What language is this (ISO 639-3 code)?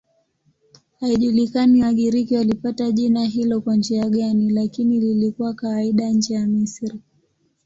swa